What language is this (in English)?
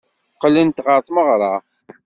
Kabyle